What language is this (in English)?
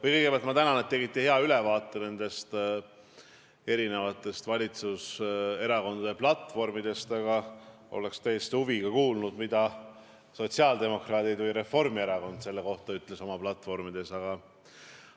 Estonian